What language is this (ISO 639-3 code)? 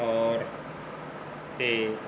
pan